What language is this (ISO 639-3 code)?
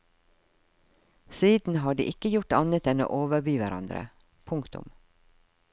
nor